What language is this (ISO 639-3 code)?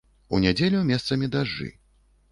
bel